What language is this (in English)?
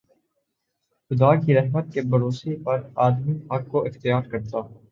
Urdu